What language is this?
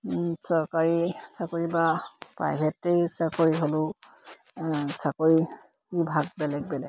Assamese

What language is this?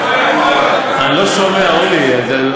Hebrew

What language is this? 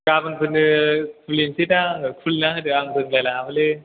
Bodo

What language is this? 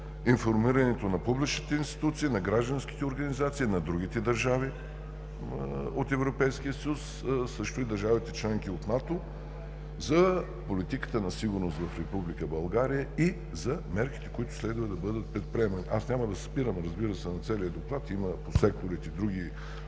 Bulgarian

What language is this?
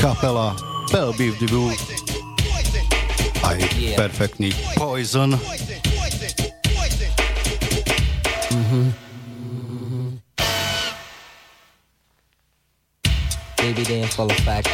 Slovak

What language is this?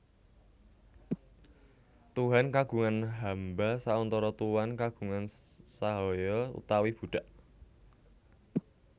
Javanese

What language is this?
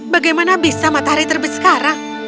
Indonesian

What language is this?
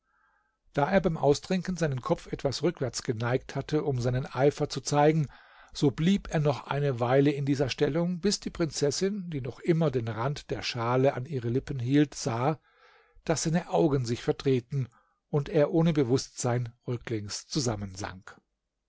German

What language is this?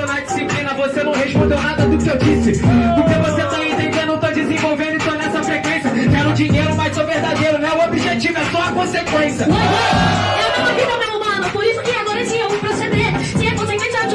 Portuguese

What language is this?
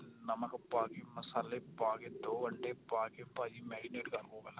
Punjabi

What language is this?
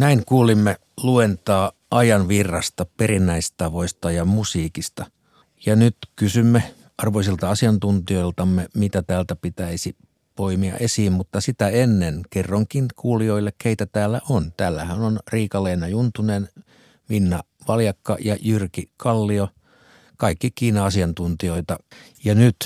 Finnish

